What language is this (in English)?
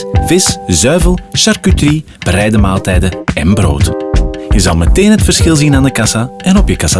Dutch